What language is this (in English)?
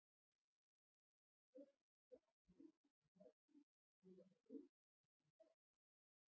Icelandic